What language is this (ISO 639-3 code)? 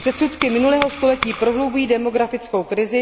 ces